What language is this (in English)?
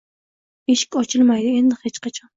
Uzbek